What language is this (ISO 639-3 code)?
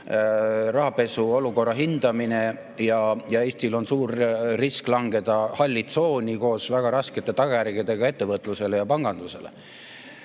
est